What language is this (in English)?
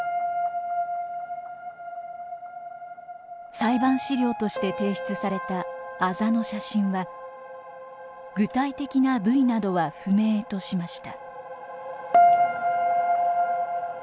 Japanese